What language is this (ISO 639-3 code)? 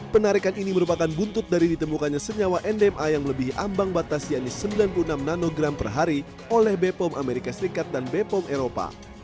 ind